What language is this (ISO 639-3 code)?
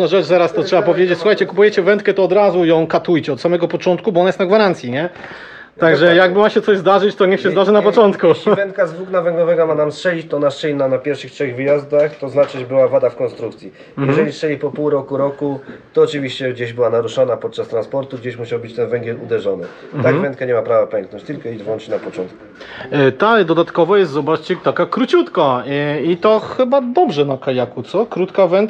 pol